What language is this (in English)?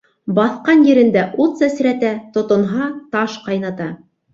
Bashkir